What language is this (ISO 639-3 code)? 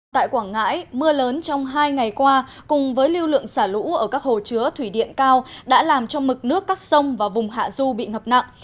vie